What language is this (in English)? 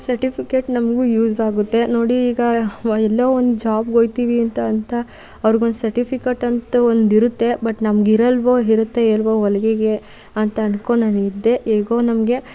Kannada